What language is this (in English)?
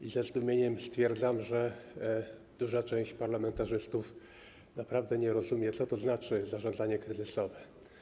Polish